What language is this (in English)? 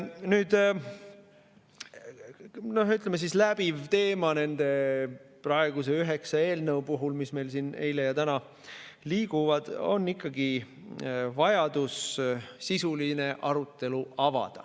Estonian